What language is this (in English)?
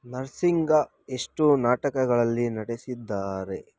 Kannada